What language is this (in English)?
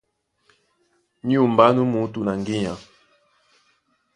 Duala